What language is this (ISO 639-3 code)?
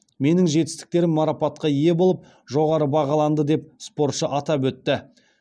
kaz